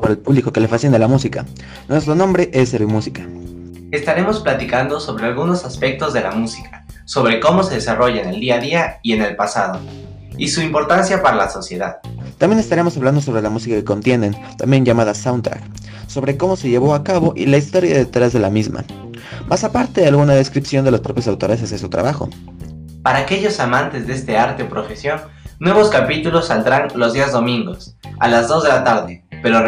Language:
Spanish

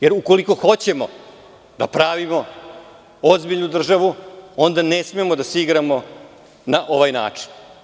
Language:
Serbian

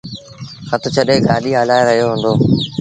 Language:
Sindhi Bhil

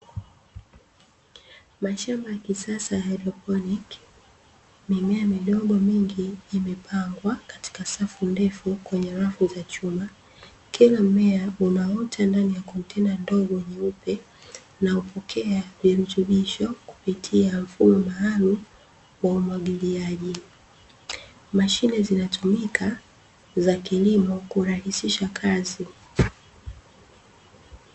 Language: Swahili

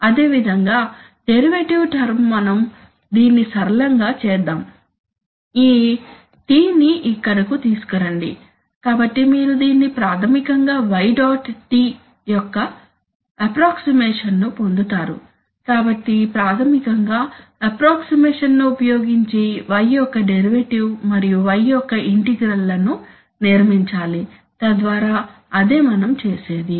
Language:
Telugu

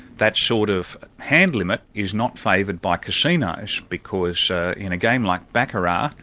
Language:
English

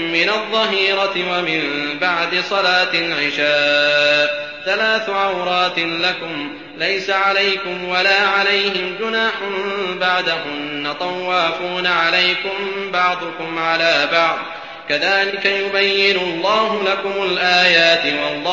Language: Arabic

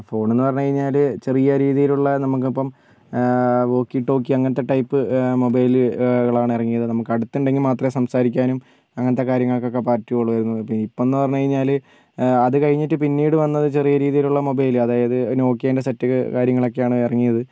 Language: Malayalam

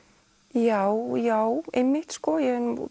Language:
Icelandic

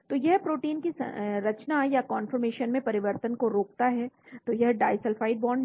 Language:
Hindi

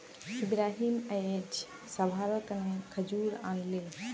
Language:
Magahi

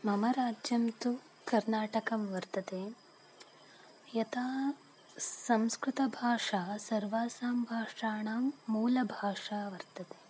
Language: Sanskrit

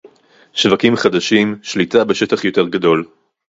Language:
Hebrew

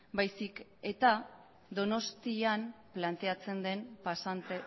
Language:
Basque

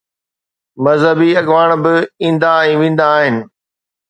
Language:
Sindhi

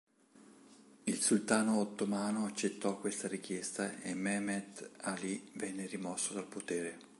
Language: Italian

